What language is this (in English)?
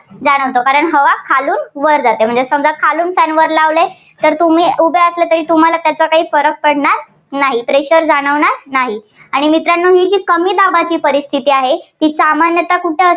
Marathi